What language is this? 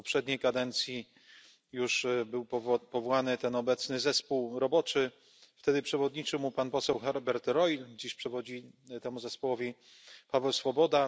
Polish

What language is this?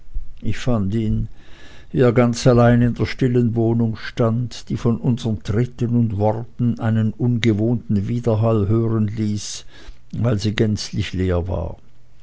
German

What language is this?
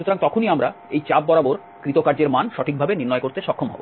Bangla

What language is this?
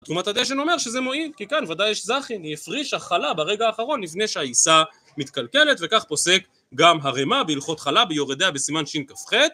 Hebrew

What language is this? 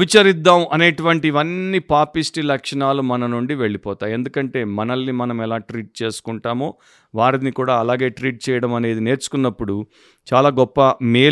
Telugu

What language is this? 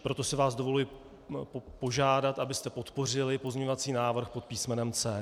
Czech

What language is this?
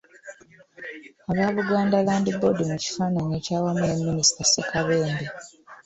Ganda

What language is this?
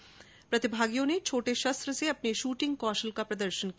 Hindi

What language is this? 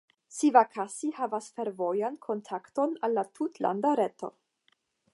Esperanto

